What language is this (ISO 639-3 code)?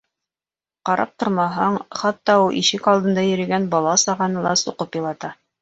bak